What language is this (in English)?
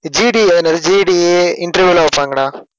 Tamil